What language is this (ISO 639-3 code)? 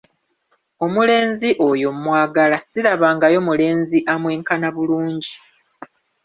lug